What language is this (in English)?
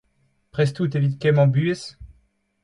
Breton